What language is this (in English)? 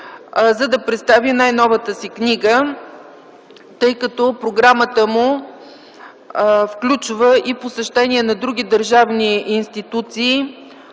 Bulgarian